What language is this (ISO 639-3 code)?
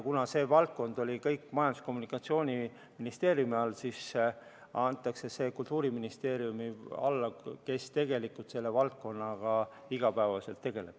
est